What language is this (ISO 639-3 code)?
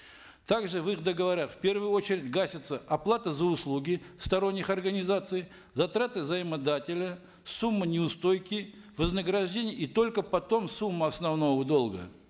kaz